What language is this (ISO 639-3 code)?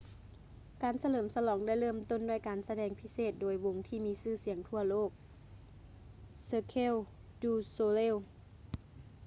lao